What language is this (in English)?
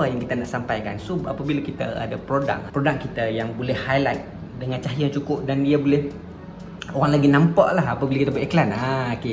Malay